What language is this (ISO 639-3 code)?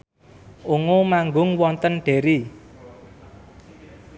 jav